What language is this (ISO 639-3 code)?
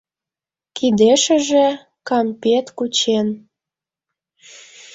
chm